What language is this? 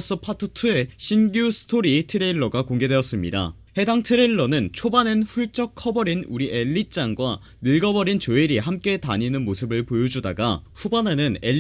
Korean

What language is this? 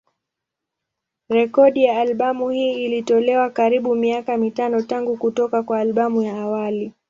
Swahili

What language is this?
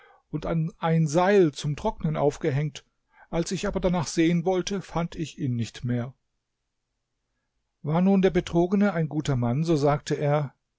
German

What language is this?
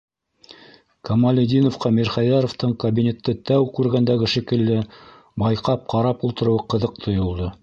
Bashkir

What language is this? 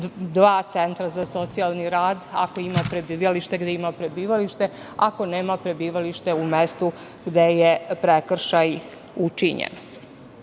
Serbian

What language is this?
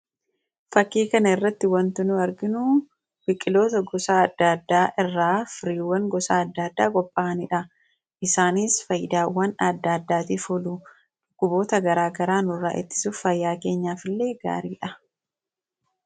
Oromo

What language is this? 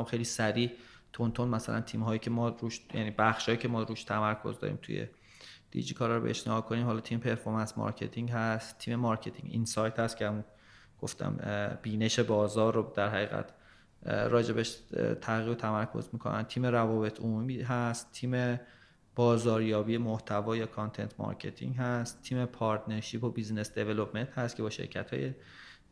Persian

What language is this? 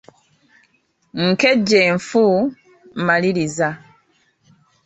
Ganda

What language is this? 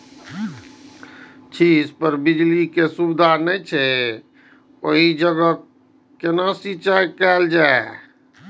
Maithili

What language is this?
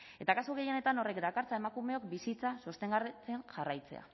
Basque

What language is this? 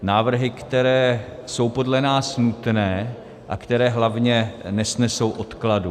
Czech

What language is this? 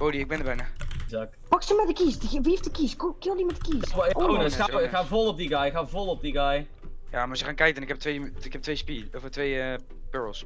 Dutch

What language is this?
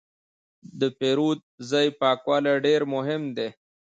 Pashto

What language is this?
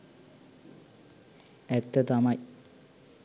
Sinhala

